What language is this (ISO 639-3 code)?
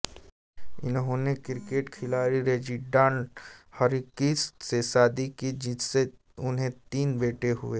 hin